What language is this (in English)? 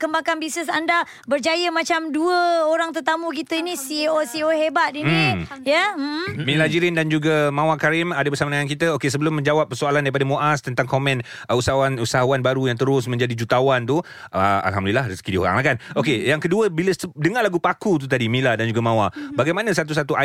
Malay